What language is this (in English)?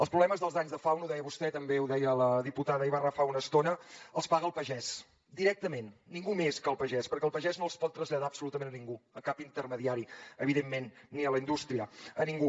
Catalan